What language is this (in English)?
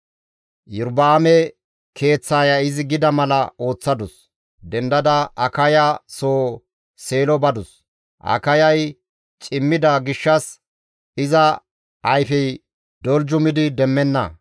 Gamo